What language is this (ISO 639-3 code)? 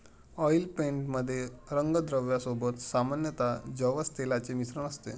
mar